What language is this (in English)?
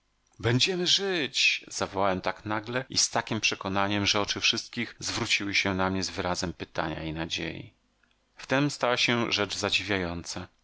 Polish